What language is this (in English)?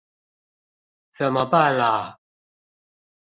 Chinese